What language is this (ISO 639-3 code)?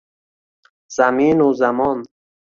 uzb